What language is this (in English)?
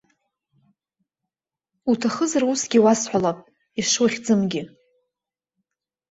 Abkhazian